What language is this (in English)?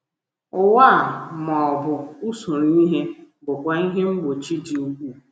Igbo